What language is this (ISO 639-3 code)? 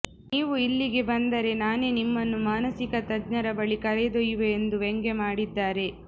kan